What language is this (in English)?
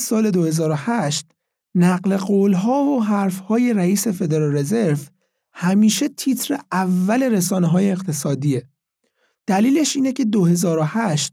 Persian